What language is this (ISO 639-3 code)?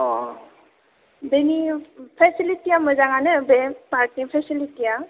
brx